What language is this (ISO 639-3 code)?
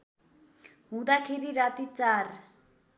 nep